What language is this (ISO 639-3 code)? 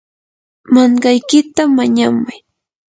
qur